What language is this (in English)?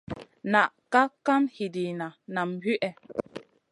Masana